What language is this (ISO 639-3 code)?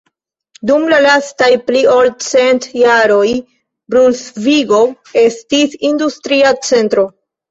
epo